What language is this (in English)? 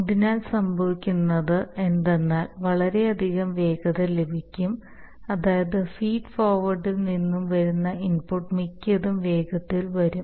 Malayalam